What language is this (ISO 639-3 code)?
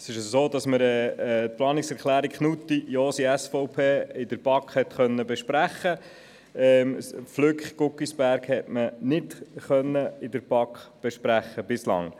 gsw